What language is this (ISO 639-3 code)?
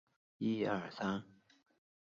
zho